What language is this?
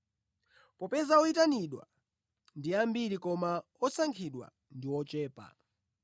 Nyanja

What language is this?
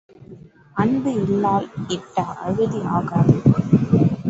Tamil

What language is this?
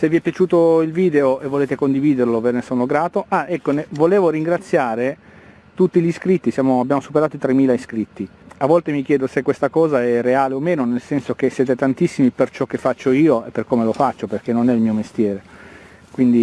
Italian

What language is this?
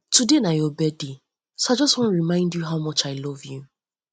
Nigerian Pidgin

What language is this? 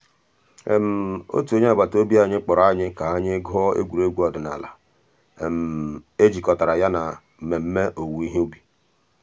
Igbo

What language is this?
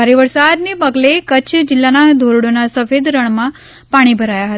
Gujarati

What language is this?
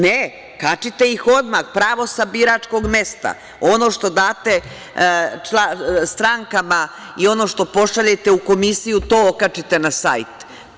Serbian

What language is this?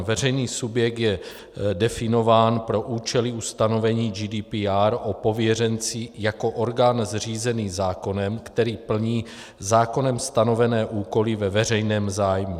Czech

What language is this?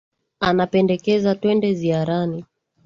Swahili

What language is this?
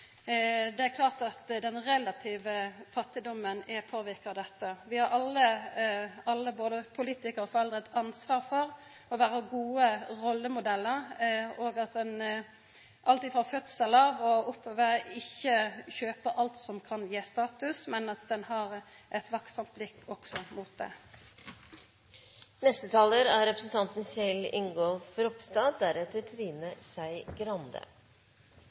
Norwegian Nynorsk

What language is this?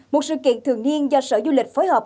Vietnamese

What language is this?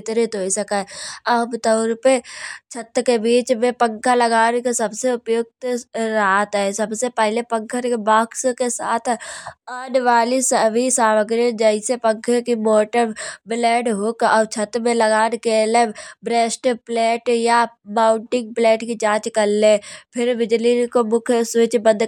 Kanauji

